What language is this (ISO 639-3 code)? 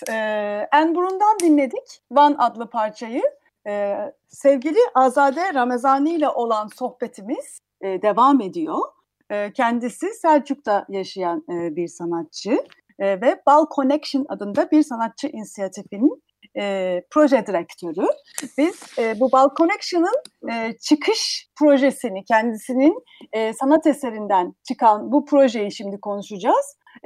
tur